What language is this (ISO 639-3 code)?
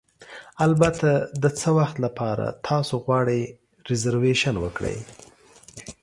pus